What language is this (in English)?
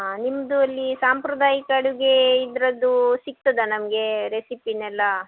Kannada